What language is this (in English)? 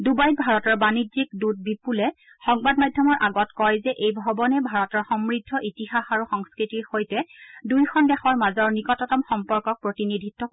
Assamese